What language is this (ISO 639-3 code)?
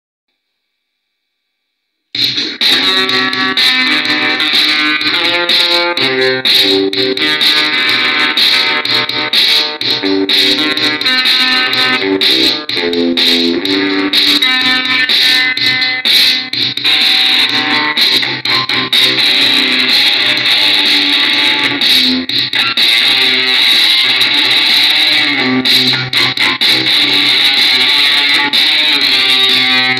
ron